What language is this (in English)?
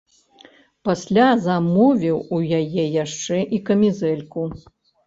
Belarusian